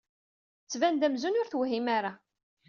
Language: Kabyle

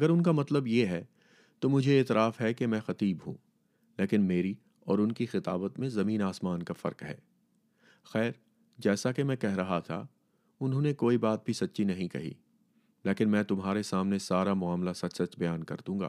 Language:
Urdu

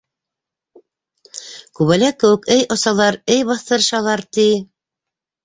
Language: Bashkir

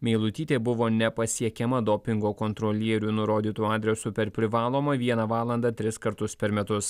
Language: Lithuanian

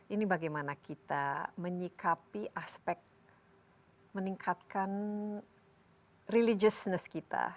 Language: Indonesian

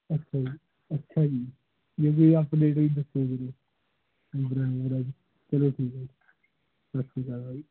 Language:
Punjabi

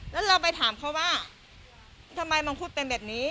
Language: Thai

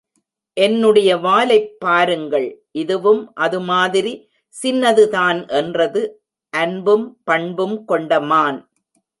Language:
Tamil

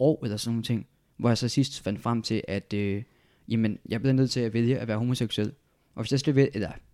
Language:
Danish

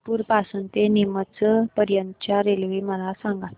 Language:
Marathi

